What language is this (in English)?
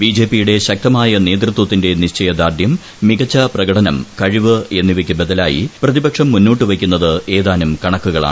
Malayalam